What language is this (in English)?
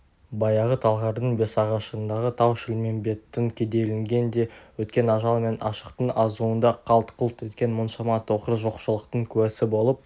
Kazakh